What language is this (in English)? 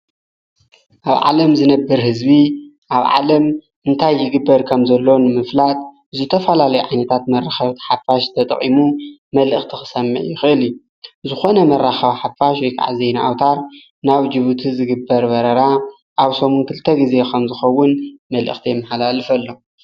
Tigrinya